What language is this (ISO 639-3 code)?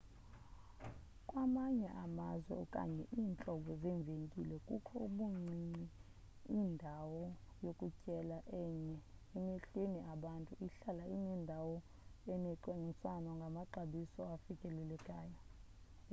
xho